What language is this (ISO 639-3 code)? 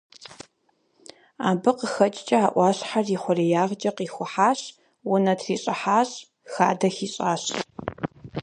kbd